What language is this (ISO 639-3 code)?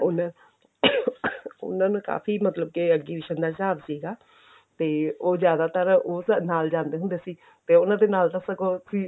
pan